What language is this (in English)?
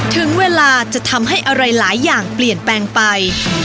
Thai